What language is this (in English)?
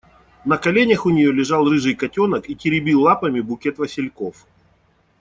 Russian